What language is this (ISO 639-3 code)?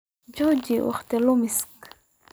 som